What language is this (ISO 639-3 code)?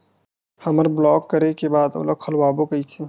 hne